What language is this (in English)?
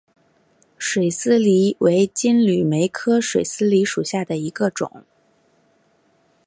Chinese